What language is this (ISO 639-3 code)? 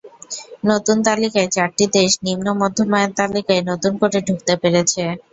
ben